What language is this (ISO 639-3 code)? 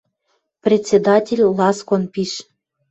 mrj